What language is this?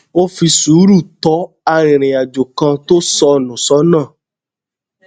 Yoruba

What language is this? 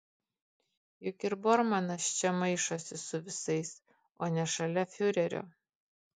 Lithuanian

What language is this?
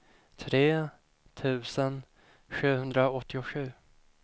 Swedish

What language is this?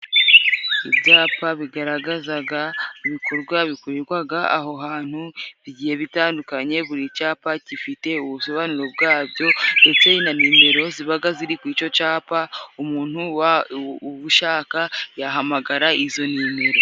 Kinyarwanda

